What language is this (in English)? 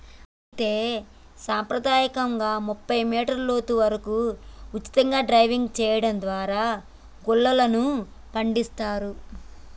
Telugu